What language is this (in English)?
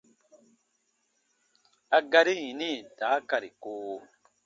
Baatonum